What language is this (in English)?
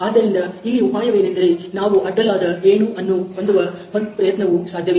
Kannada